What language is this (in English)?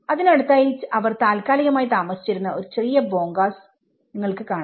Malayalam